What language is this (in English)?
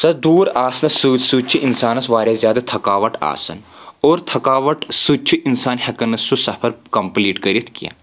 Kashmiri